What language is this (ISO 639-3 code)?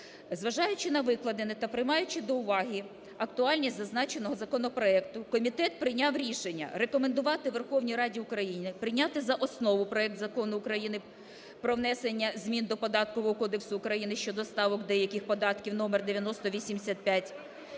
ukr